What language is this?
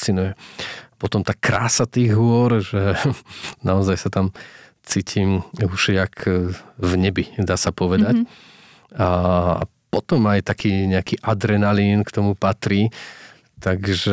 Slovak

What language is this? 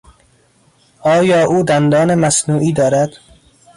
Persian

